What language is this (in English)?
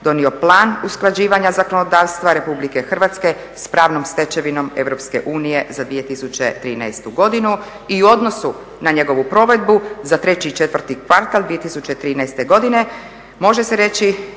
Croatian